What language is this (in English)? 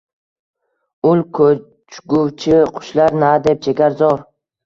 Uzbek